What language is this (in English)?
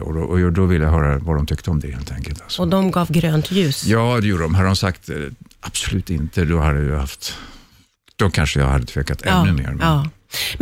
Swedish